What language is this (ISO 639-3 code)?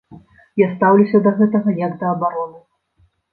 bel